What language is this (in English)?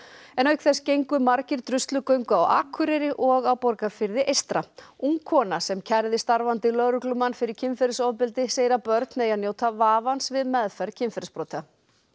Icelandic